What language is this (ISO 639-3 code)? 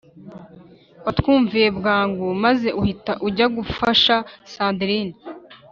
kin